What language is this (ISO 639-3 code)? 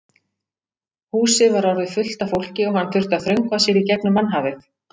isl